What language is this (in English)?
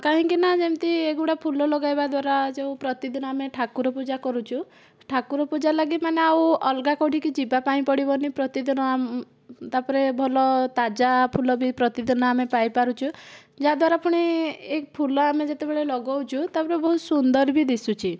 Odia